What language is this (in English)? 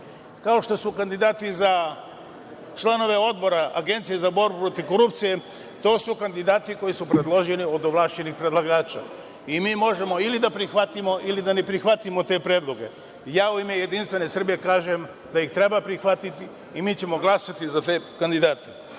Serbian